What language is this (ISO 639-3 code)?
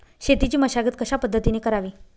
mar